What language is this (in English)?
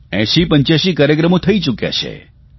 Gujarati